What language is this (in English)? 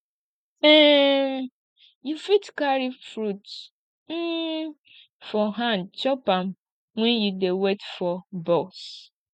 Nigerian Pidgin